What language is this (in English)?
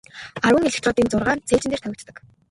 Mongolian